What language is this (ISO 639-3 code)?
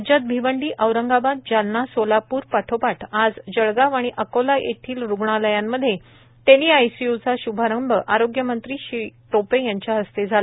mar